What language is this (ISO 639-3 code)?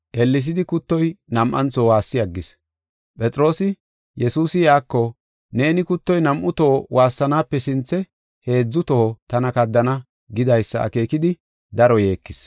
gof